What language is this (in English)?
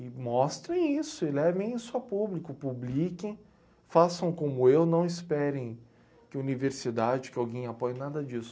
Portuguese